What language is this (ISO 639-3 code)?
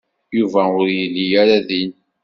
kab